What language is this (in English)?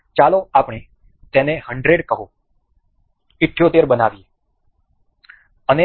Gujarati